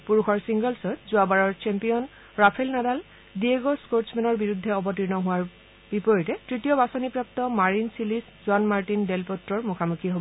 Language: Assamese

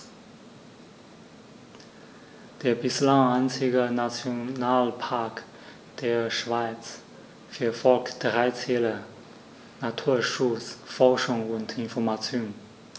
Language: German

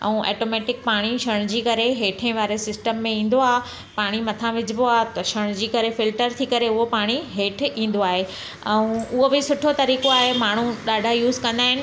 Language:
Sindhi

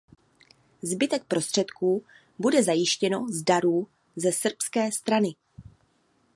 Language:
Czech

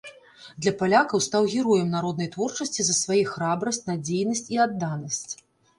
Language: Belarusian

